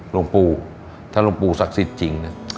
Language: Thai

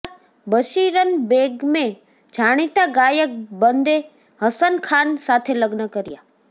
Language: Gujarati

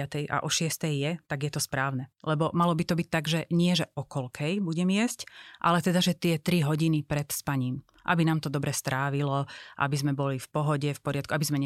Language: Slovak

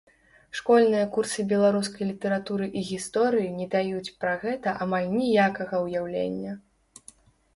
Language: Belarusian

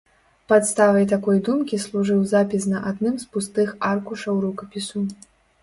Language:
Belarusian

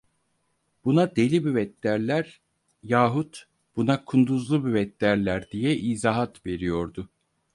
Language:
Turkish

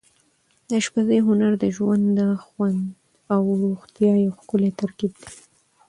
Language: Pashto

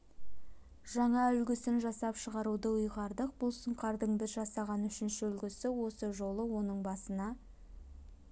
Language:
Kazakh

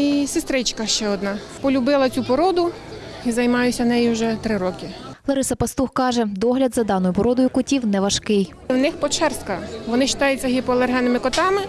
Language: Ukrainian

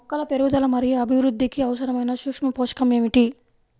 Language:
Telugu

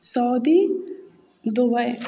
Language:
Maithili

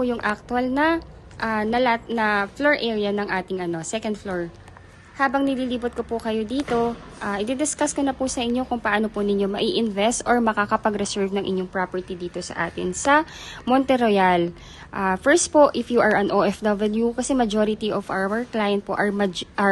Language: Filipino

